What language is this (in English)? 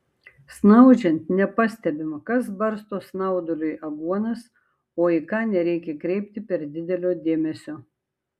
Lithuanian